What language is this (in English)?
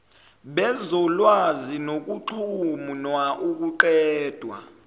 Zulu